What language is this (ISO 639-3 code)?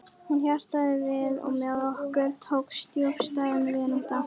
isl